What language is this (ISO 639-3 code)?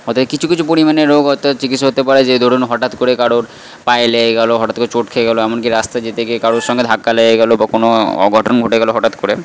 ben